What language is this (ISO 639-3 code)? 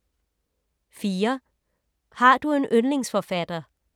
dan